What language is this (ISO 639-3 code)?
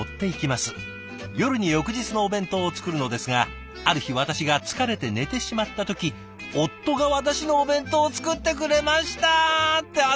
jpn